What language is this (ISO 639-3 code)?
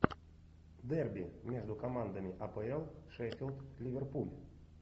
rus